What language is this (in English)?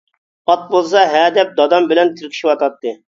Uyghur